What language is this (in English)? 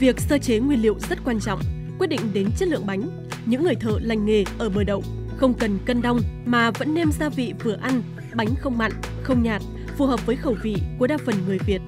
Vietnamese